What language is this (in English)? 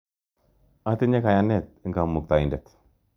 Kalenjin